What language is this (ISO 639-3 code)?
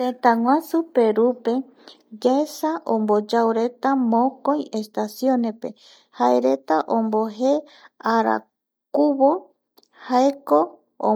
gui